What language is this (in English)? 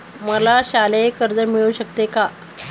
Marathi